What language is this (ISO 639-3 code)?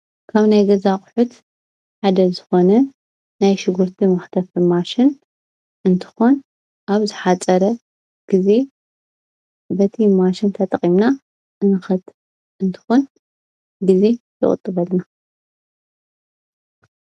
tir